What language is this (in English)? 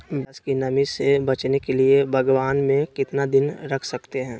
Magahi